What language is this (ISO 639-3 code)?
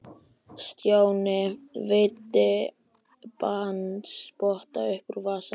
isl